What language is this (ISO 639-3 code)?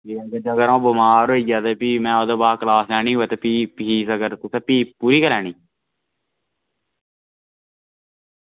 doi